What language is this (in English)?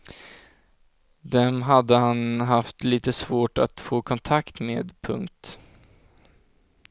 Swedish